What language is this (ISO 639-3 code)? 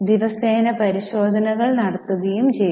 mal